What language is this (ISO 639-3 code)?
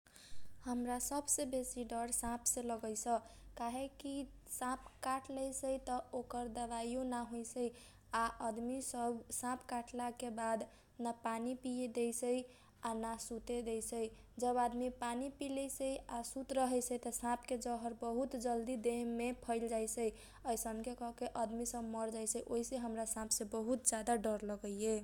thq